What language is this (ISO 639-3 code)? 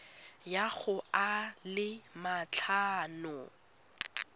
tsn